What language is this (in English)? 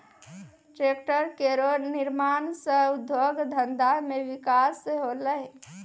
Maithili